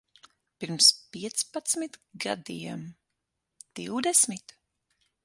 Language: Latvian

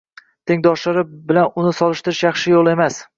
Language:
Uzbek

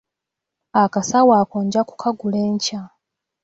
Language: Ganda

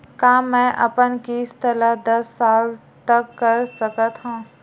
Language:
Chhattisgarhi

